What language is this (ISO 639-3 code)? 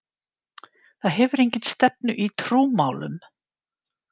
isl